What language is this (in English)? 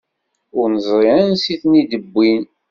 Kabyle